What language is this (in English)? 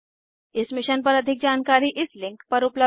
Hindi